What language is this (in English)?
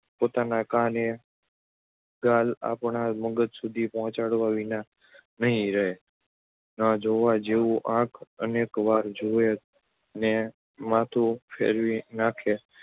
Gujarati